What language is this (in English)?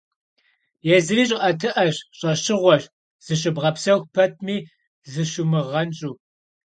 Kabardian